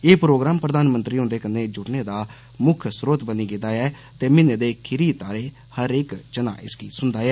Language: Dogri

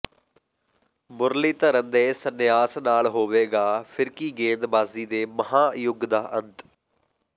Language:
Punjabi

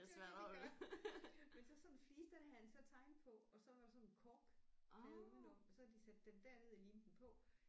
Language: Danish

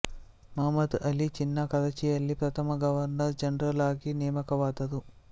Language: Kannada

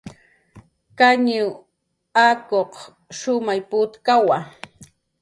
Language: Jaqaru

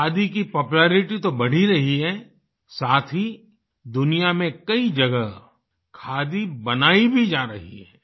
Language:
Hindi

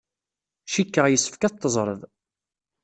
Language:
Kabyle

